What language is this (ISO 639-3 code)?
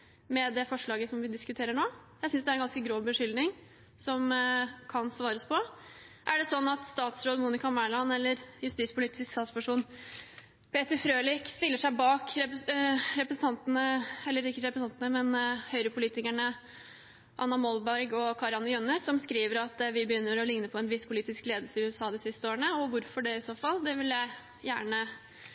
nob